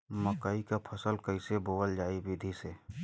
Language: Bhojpuri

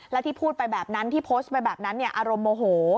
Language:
Thai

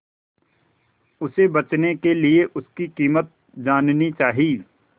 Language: Hindi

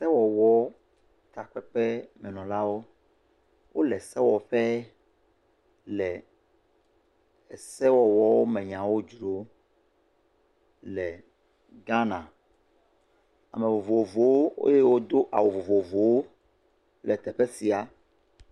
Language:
Ewe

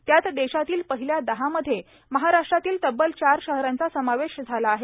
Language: Marathi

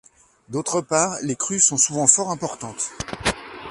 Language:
French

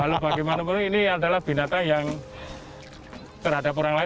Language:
Indonesian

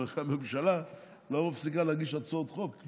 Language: Hebrew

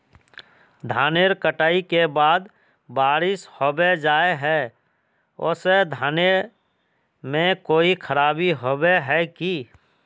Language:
Magahi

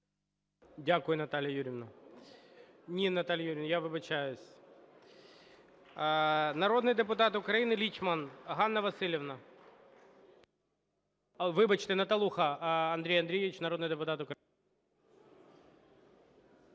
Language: Ukrainian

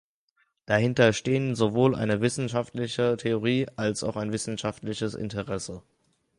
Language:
German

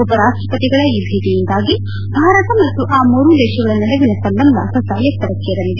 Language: Kannada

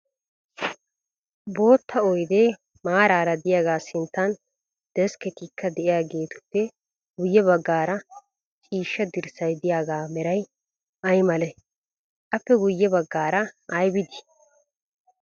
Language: Wolaytta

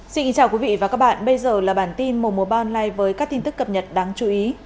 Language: Vietnamese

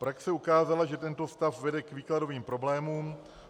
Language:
Czech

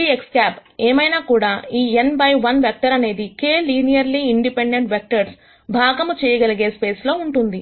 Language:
Telugu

